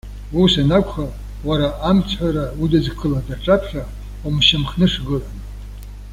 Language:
Abkhazian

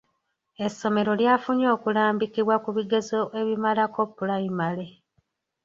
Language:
Ganda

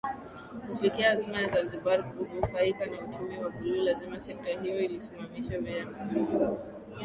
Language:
Swahili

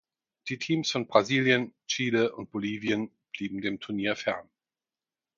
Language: German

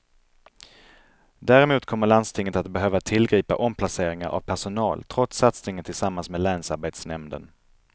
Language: Swedish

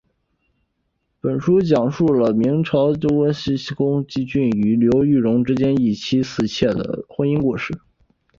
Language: Chinese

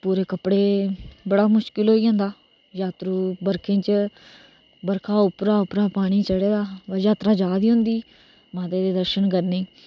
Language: Dogri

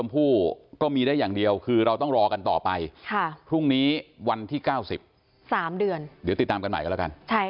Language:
Thai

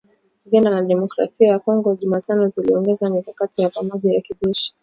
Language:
Swahili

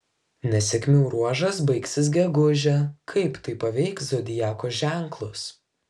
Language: Lithuanian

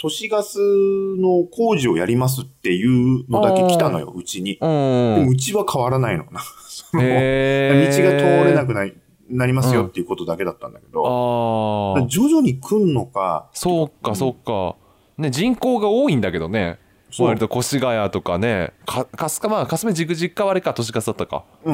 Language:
Japanese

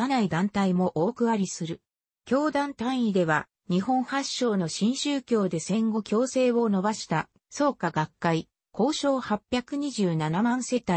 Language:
Japanese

